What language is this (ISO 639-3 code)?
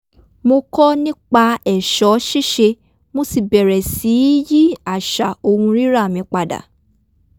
yor